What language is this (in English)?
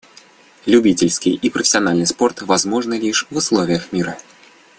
Russian